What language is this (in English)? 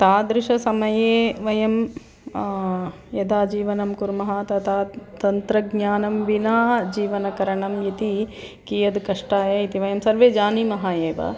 Sanskrit